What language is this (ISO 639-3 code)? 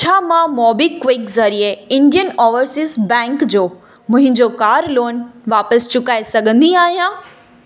snd